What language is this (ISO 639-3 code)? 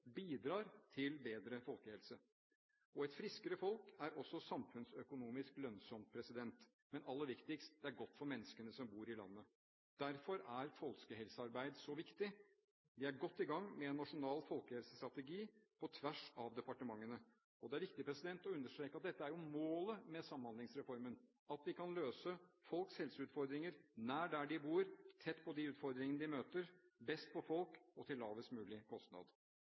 nob